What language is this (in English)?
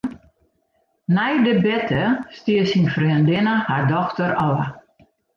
Western Frisian